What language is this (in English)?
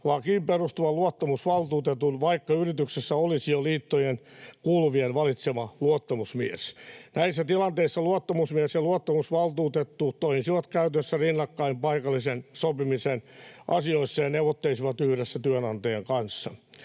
Finnish